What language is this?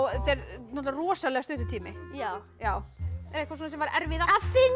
Icelandic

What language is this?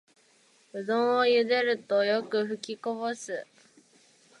Japanese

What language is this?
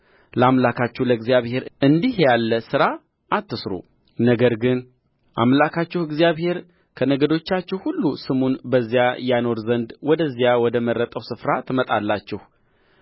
Amharic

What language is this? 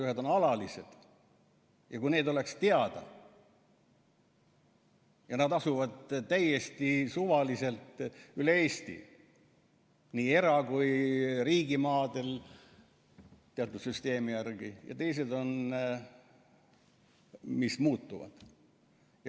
Estonian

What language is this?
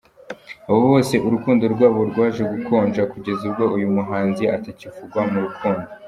Kinyarwanda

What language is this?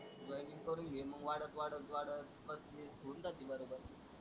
Marathi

